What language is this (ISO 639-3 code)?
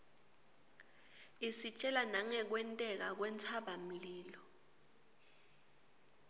ssw